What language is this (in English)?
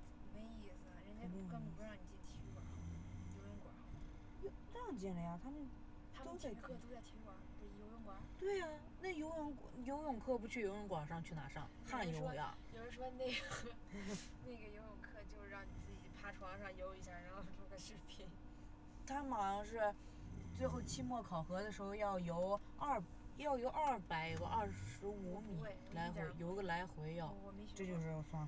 Chinese